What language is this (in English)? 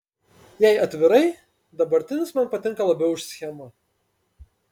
Lithuanian